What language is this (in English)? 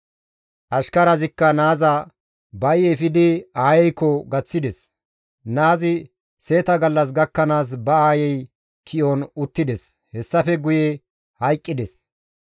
Gamo